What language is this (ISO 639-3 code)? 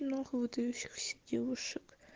rus